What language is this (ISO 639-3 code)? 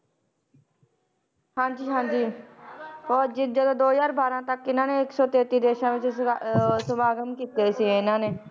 pan